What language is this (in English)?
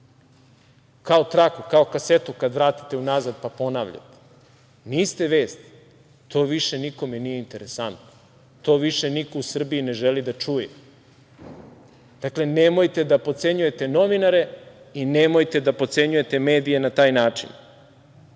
Serbian